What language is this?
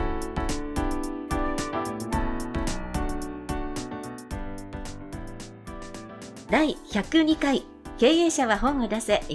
Japanese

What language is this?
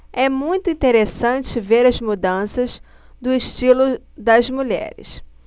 Portuguese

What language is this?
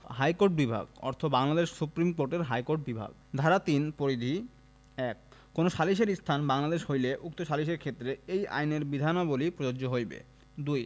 Bangla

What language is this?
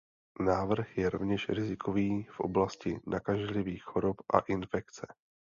Czech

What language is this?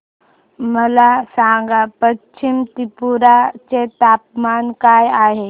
Marathi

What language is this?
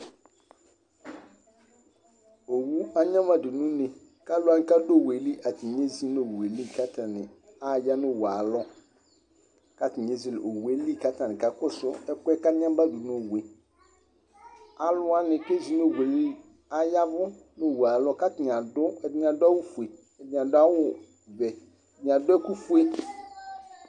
Ikposo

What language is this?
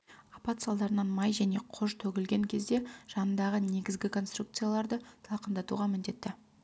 Kazakh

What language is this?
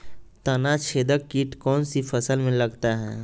Magahi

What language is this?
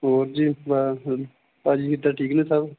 Punjabi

